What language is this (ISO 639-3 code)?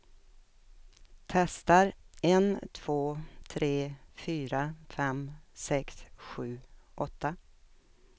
swe